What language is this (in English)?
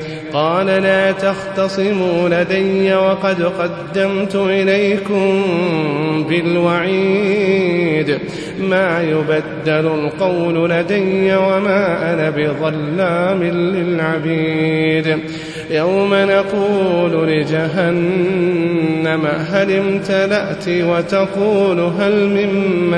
Arabic